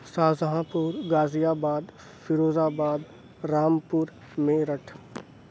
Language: Urdu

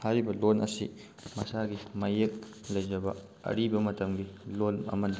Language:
Manipuri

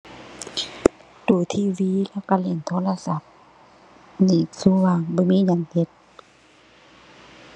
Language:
Thai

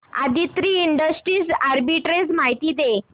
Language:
Marathi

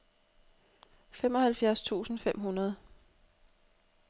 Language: Danish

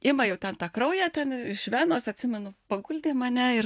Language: Lithuanian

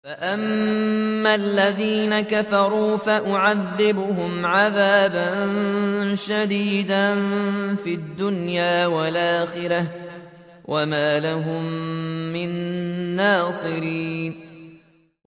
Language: Arabic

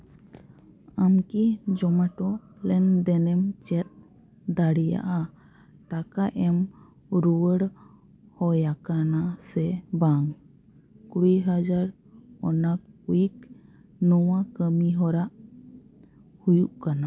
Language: Santali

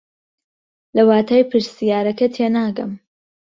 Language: Central Kurdish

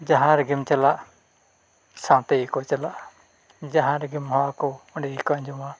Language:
Santali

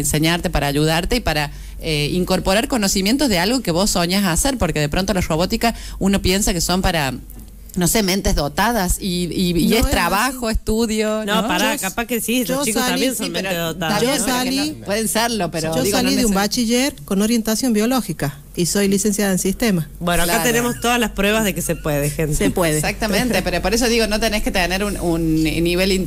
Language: Spanish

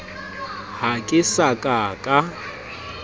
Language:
Southern Sotho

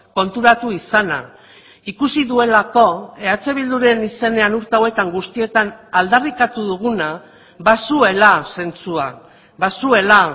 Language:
Basque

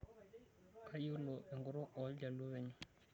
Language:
Masai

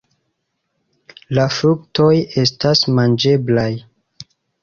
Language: Esperanto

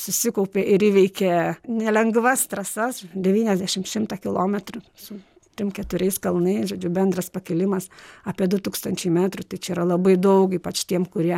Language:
Lithuanian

